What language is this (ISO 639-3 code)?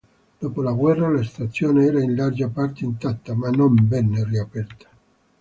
ita